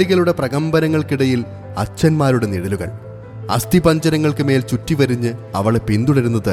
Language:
Malayalam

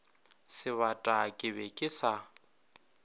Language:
Northern Sotho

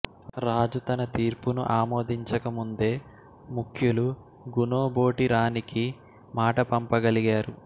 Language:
Telugu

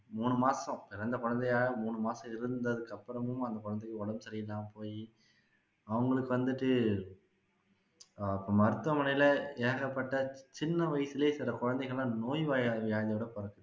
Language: Tamil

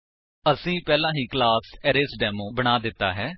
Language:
Punjabi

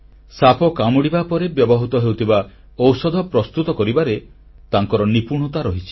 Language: Odia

